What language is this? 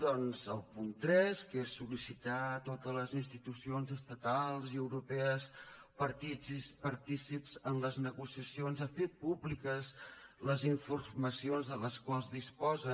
Catalan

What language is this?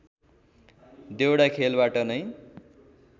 Nepali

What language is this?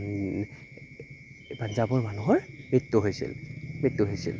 Assamese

